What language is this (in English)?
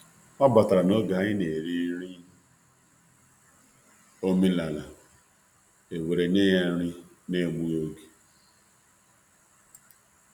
Igbo